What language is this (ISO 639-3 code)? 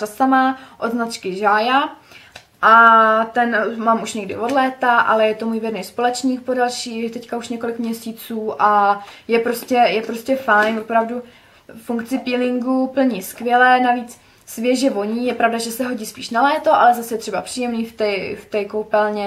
ces